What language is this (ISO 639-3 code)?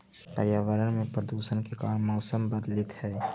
mag